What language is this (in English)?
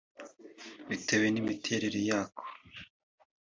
Kinyarwanda